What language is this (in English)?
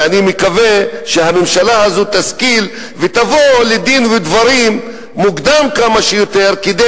Hebrew